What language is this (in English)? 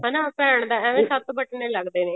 Punjabi